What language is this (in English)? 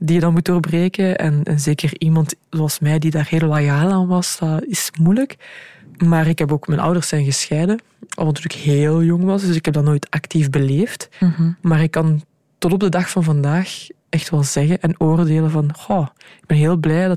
Dutch